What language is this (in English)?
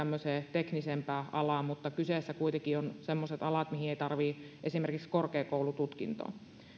Finnish